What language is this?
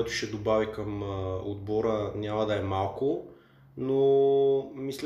Bulgarian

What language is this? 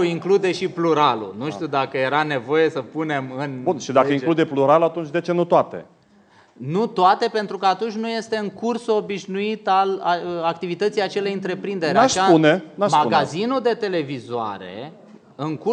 Romanian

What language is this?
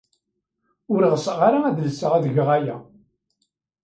Kabyle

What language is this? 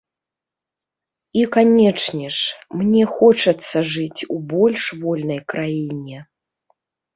Belarusian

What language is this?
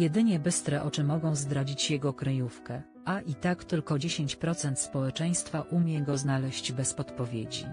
Polish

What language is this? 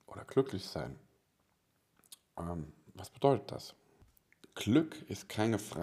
German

